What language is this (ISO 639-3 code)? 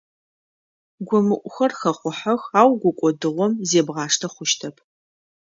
ady